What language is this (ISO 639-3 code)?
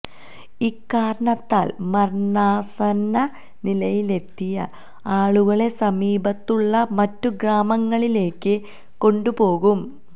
mal